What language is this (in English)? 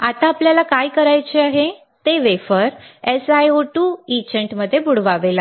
Marathi